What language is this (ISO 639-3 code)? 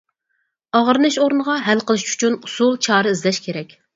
uig